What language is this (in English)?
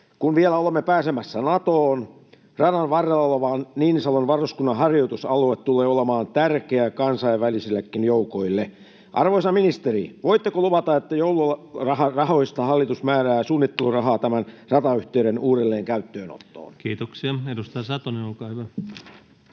Finnish